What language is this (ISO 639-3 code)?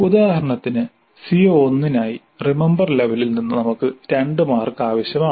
mal